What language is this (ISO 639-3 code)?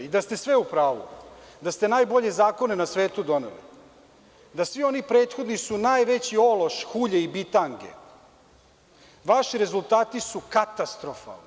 srp